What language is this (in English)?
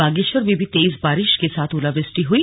Hindi